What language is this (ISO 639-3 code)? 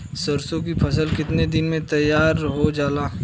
bho